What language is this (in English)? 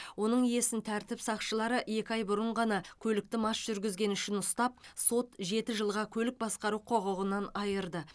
Kazakh